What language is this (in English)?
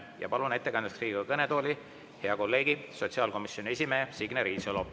Estonian